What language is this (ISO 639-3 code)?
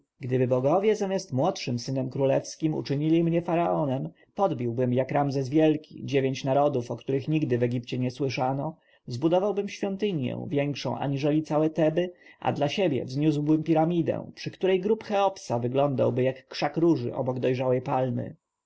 pol